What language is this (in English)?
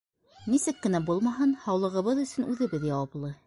Bashkir